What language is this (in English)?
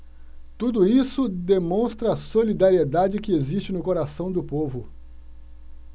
Portuguese